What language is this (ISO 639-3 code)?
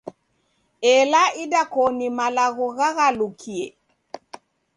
dav